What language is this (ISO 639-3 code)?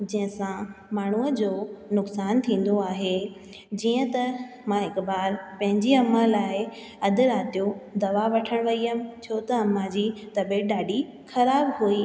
snd